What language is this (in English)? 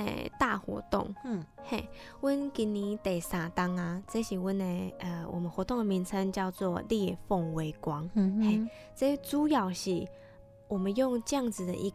Chinese